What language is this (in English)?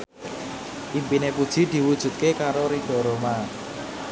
Javanese